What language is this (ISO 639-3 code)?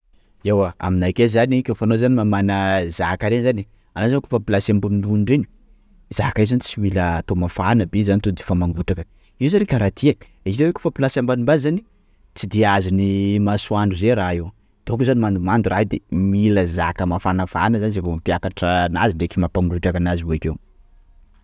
skg